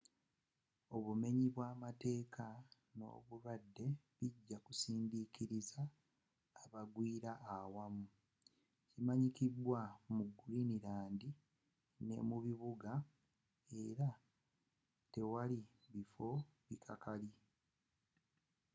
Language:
Ganda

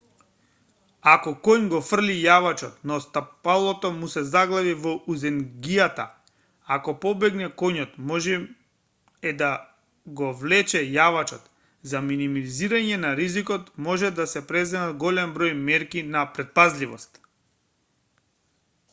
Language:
Macedonian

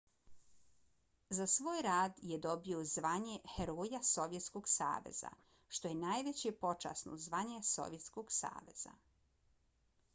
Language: Bosnian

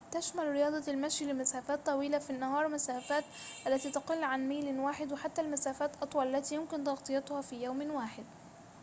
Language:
Arabic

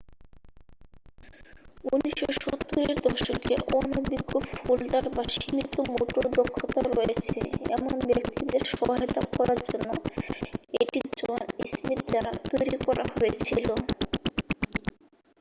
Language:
Bangla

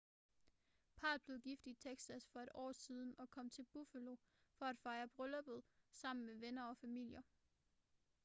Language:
Danish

